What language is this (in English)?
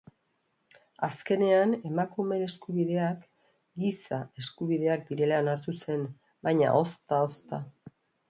Basque